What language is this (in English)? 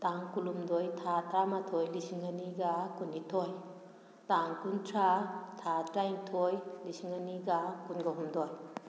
Manipuri